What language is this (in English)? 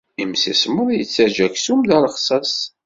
Kabyle